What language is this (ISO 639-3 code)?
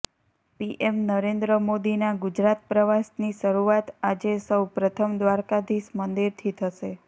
guj